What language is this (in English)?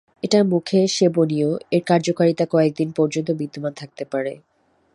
Bangla